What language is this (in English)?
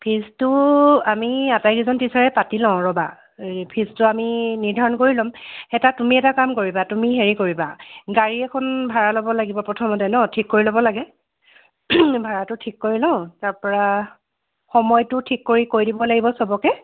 Assamese